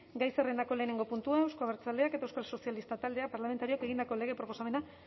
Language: Basque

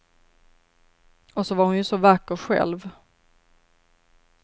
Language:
Swedish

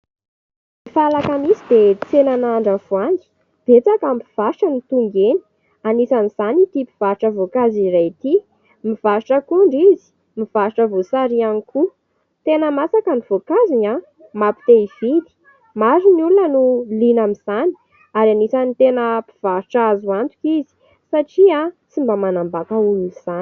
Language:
Malagasy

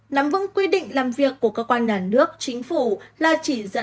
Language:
Vietnamese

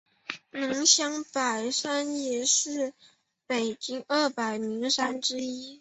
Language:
Chinese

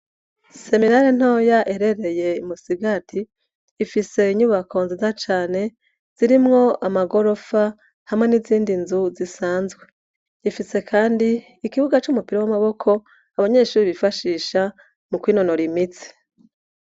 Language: Rundi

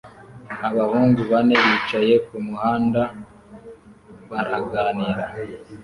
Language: Kinyarwanda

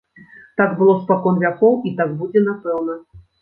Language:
Belarusian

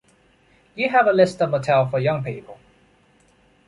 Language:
English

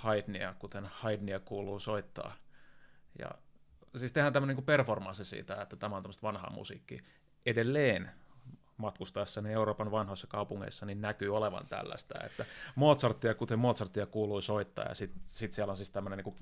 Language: Finnish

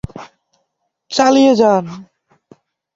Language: Bangla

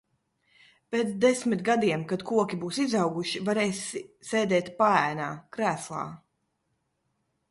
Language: Latvian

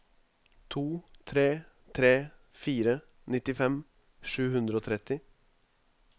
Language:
Norwegian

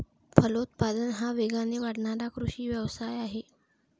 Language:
Marathi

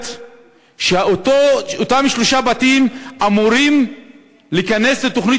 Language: Hebrew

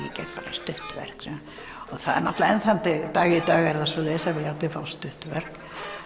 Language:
Icelandic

